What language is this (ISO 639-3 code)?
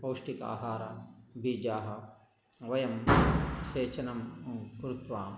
san